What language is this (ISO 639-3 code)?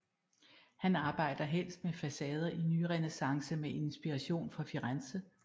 dan